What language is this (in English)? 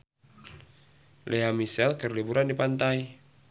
Sundanese